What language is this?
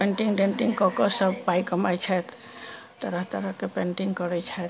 Maithili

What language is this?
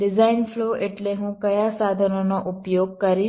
Gujarati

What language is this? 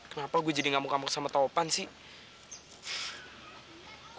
Indonesian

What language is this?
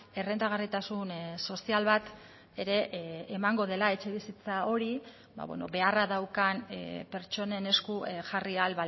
Basque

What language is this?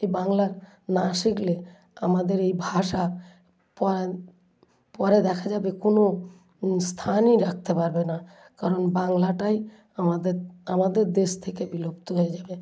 Bangla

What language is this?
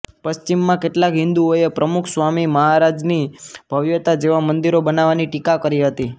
Gujarati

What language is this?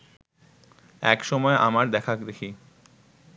Bangla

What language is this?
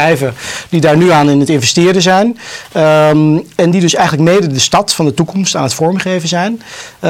Dutch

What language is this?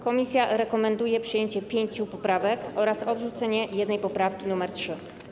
Polish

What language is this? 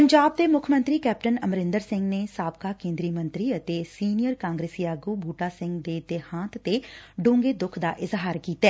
Punjabi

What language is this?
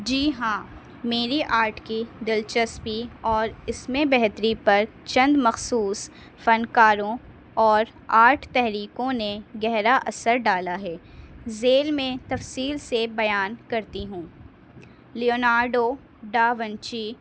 Urdu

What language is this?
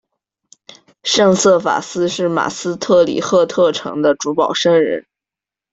Chinese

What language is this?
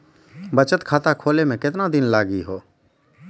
Maithili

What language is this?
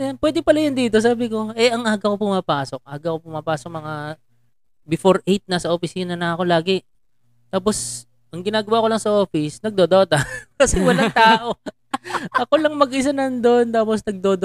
Filipino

